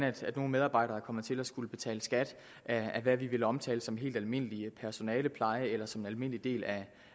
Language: Danish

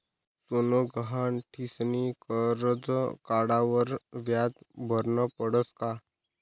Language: Marathi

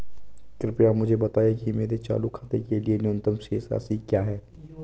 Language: Hindi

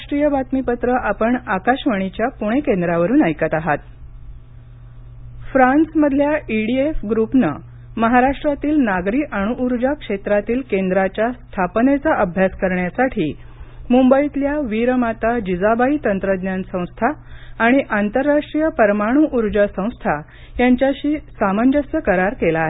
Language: Marathi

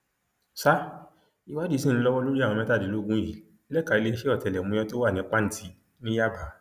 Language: Yoruba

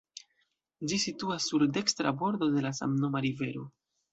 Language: Esperanto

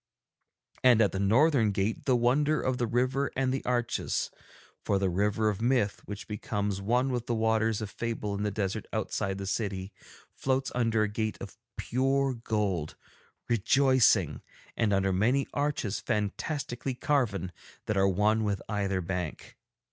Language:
English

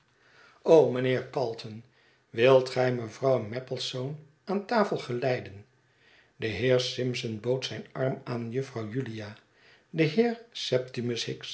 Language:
Dutch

